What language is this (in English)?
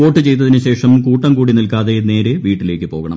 Malayalam